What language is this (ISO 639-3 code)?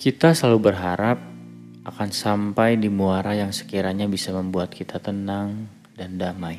ind